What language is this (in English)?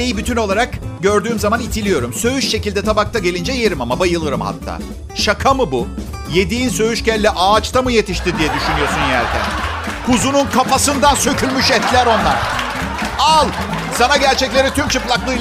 Turkish